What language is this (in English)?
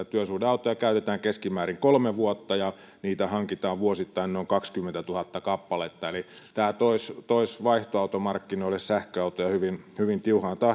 Finnish